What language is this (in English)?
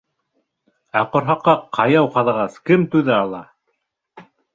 Bashkir